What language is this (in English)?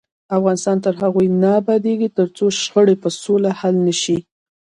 Pashto